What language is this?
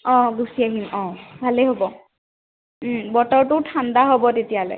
Assamese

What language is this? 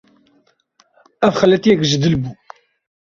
Kurdish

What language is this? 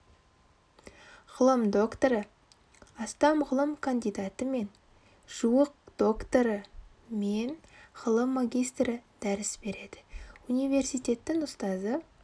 Kazakh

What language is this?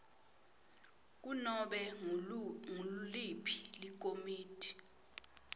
Swati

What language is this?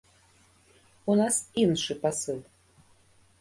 Belarusian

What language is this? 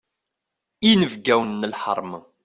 Kabyle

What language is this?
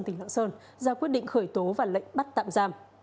Vietnamese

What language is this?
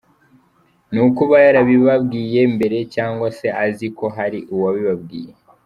Kinyarwanda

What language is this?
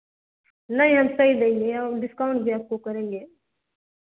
Hindi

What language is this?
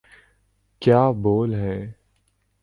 Urdu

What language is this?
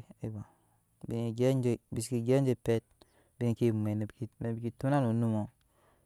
Nyankpa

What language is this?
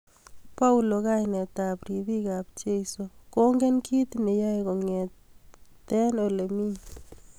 Kalenjin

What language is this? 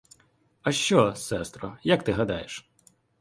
Ukrainian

